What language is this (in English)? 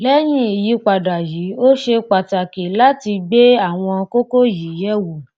Yoruba